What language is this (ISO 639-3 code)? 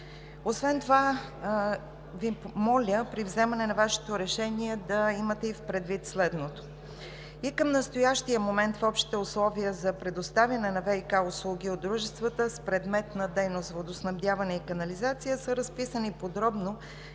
bul